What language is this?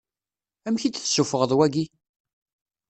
Kabyle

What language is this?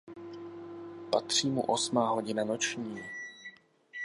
Czech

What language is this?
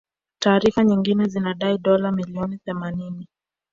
Swahili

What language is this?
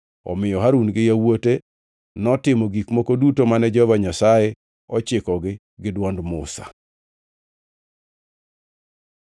Luo (Kenya and Tanzania)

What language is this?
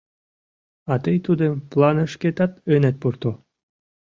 Mari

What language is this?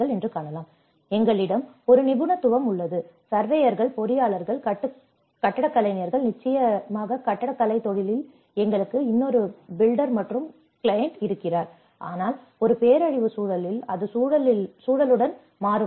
Tamil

